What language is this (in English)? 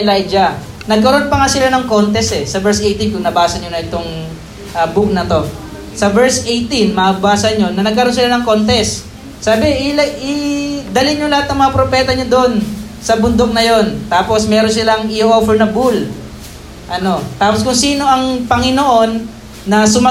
Filipino